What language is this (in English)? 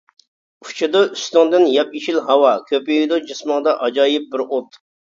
Uyghur